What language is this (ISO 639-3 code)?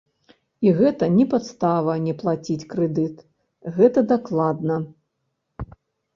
bel